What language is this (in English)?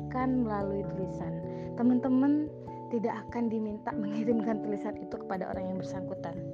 Indonesian